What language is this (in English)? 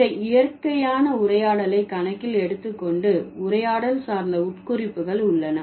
Tamil